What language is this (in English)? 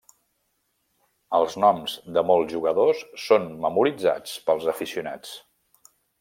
Catalan